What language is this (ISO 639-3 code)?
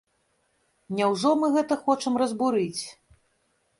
bel